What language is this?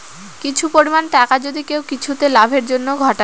Bangla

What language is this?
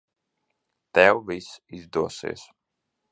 Latvian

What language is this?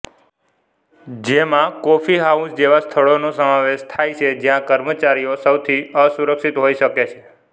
Gujarati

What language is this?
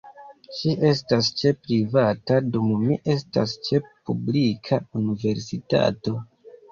Esperanto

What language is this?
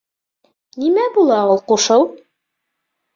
Bashkir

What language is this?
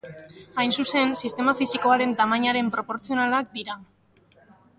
Basque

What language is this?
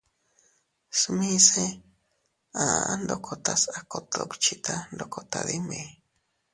Teutila Cuicatec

